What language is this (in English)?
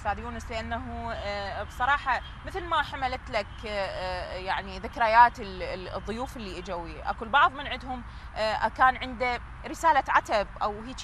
Arabic